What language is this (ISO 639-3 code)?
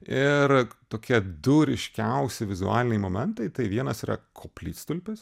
lit